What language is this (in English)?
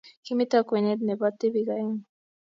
Kalenjin